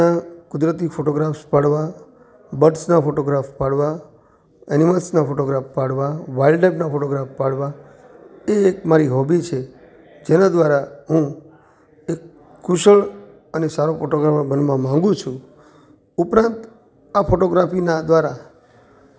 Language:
Gujarati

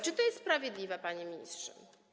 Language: Polish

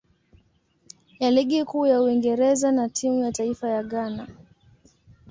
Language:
Swahili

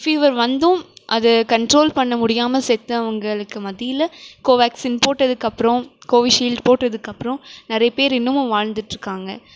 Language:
Tamil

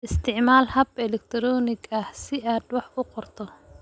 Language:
Somali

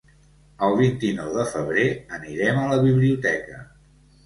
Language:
Catalan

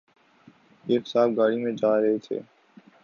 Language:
Urdu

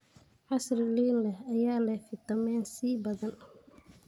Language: Somali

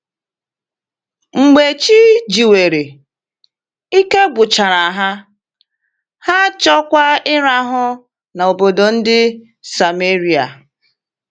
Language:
Igbo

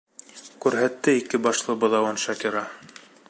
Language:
Bashkir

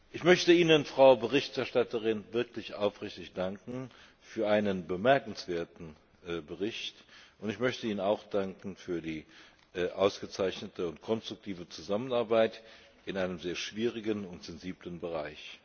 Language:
German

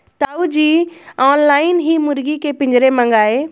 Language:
Hindi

